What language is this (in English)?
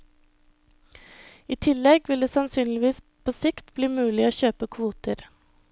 Norwegian